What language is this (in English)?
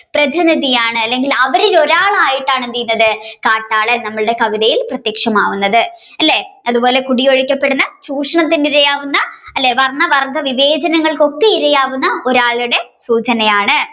Malayalam